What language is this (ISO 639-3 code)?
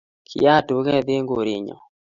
kln